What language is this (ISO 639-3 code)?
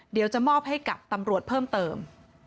tha